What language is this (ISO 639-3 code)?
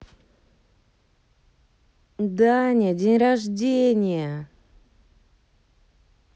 rus